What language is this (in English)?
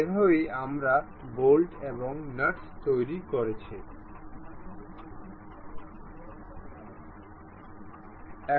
Bangla